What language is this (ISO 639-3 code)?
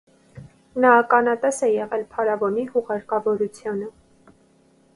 hye